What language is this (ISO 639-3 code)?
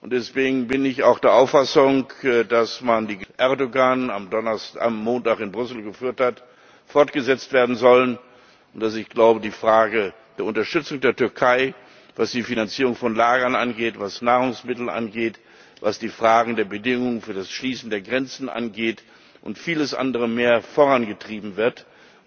deu